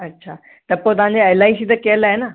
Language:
Sindhi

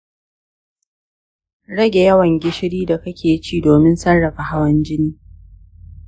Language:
Hausa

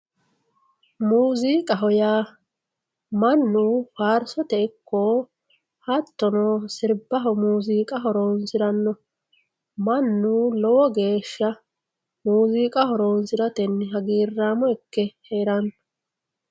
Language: Sidamo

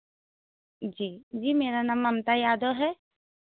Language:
Hindi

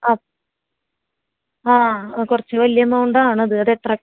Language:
Malayalam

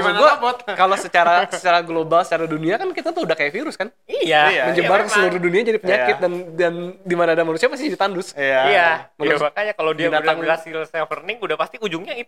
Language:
Indonesian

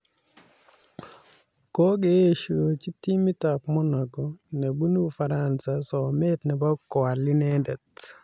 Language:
Kalenjin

